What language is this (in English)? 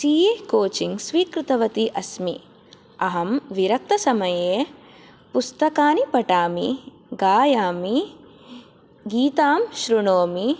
Sanskrit